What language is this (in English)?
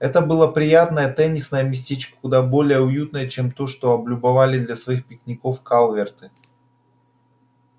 Russian